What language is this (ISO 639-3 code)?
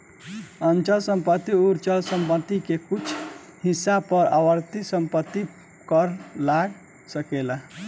bho